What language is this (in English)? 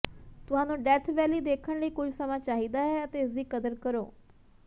Punjabi